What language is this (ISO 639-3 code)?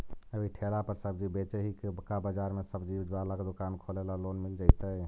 mag